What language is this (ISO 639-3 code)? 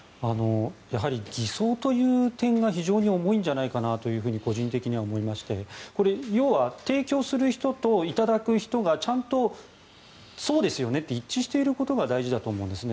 jpn